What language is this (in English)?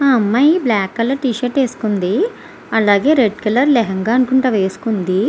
Telugu